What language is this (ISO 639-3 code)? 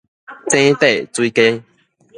nan